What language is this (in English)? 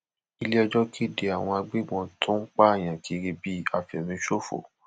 Yoruba